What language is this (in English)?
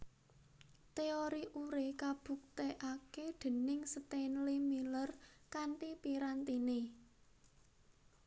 Javanese